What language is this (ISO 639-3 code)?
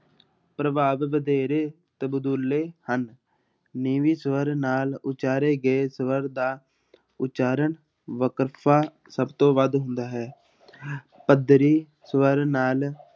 pan